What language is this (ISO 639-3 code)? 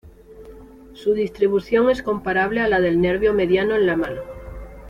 spa